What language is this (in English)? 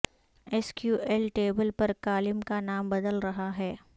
Urdu